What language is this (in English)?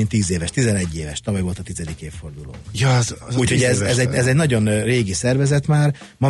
Hungarian